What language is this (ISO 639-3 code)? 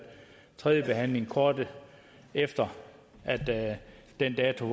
dan